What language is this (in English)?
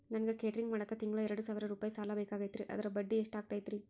Kannada